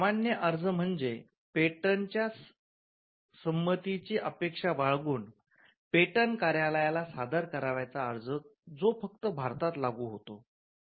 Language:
Marathi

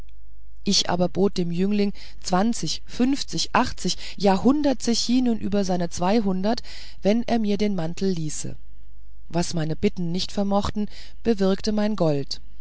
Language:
German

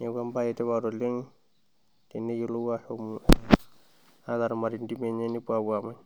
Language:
Masai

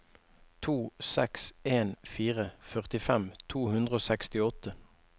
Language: Norwegian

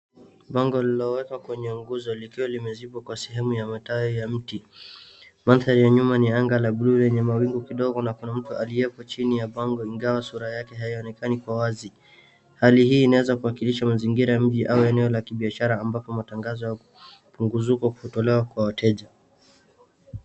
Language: Swahili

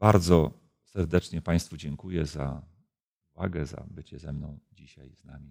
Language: Polish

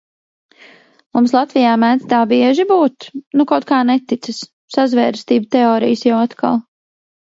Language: Latvian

